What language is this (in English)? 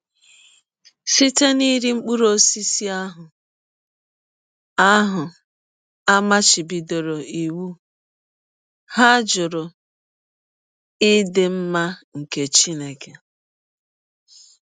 Igbo